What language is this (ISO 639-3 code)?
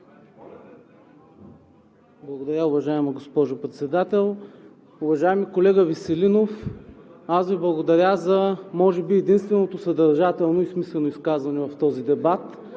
bul